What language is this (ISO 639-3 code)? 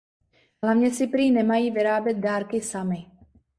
ces